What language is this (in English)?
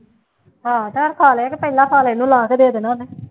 Punjabi